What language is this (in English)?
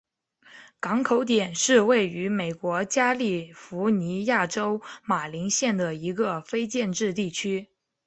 Chinese